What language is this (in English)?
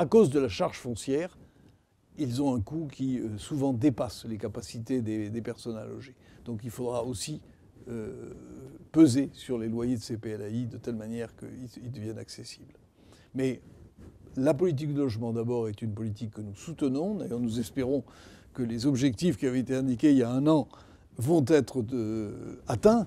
French